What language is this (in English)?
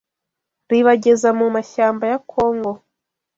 Kinyarwanda